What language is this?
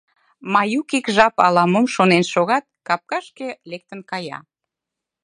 Mari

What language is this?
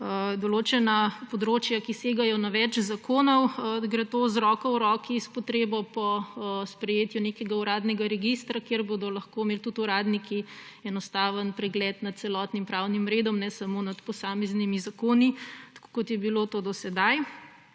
Slovenian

